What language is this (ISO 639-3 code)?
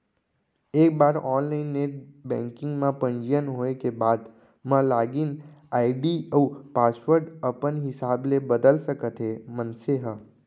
hne